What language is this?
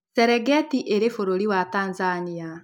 Kikuyu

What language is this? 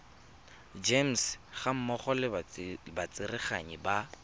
Tswana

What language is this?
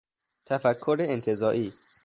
Persian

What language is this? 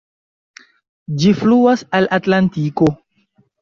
Esperanto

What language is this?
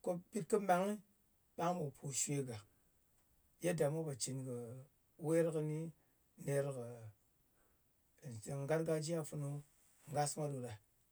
Ngas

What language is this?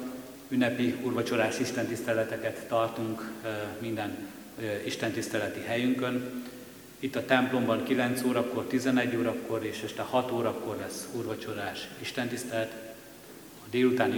Hungarian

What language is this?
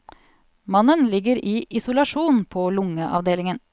Norwegian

